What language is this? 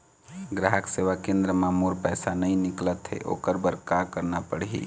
Chhattisgarhi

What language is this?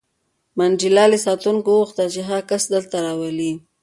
Pashto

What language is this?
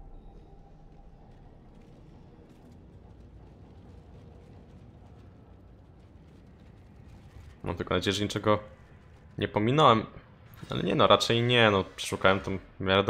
Polish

